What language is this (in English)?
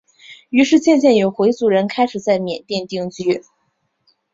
Chinese